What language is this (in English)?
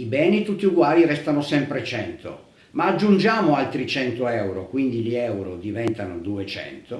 Italian